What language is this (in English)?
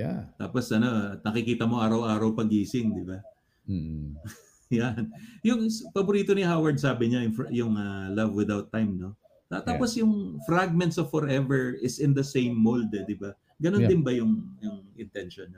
Filipino